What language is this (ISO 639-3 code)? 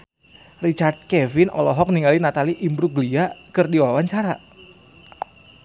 sun